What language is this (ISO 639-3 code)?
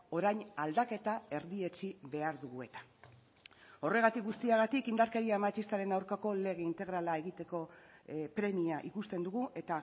eus